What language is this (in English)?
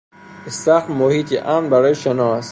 Persian